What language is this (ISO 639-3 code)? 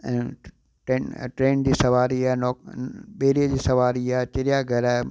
snd